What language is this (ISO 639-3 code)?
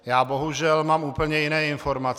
ces